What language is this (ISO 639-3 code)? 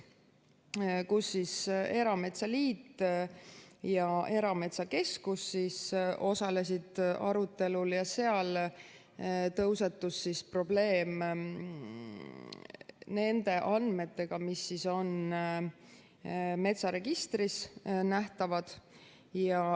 est